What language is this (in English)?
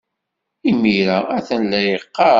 Kabyle